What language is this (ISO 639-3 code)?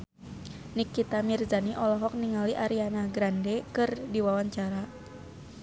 sun